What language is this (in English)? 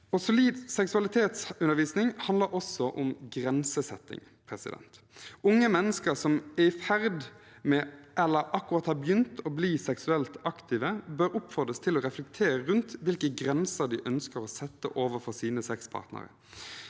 Norwegian